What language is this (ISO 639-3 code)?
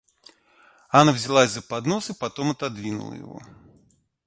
rus